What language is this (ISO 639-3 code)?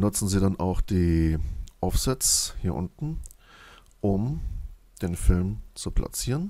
deu